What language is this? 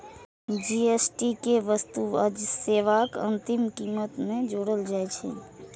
Maithili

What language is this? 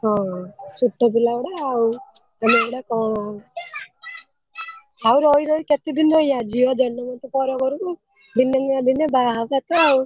Odia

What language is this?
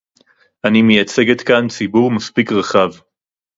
Hebrew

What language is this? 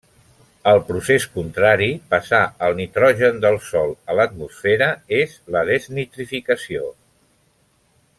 Catalan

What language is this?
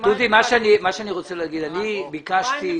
Hebrew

